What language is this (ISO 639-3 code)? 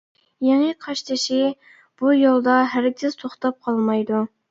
uig